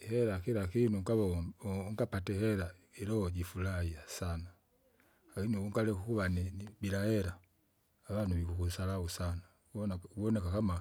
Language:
Kinga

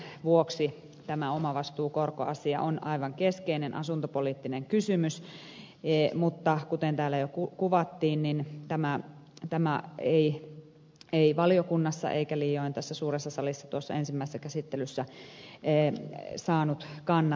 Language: Finnish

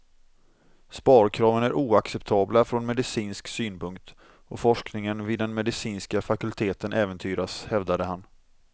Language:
Swedish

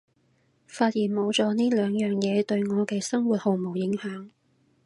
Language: Cantonese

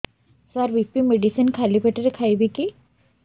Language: Odia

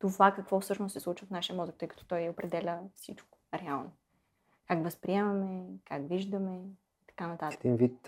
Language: Bulgarian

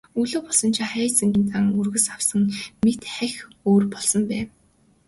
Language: Mongolian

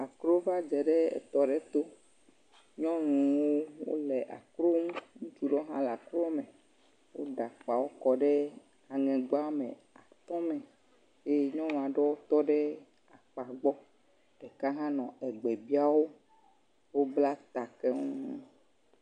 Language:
Ewe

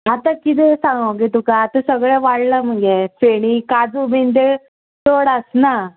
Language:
Konkani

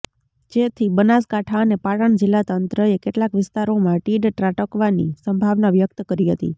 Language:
Gujarati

